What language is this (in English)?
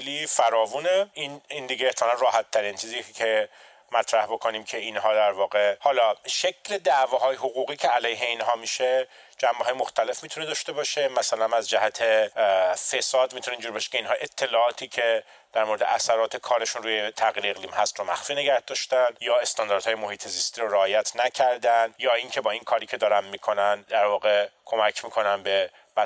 Persian